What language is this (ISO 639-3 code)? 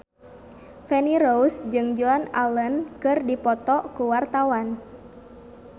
sun